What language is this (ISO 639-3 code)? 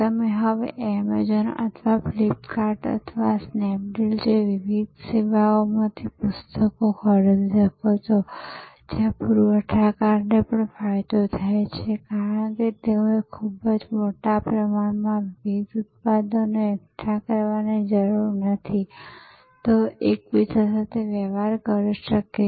guj